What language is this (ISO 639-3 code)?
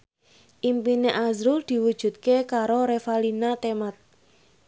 jav